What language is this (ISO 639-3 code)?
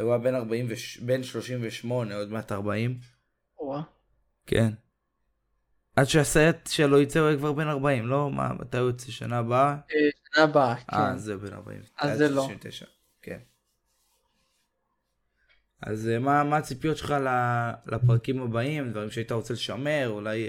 heb